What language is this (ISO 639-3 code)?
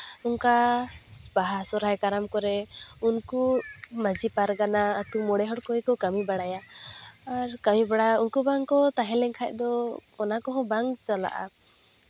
sat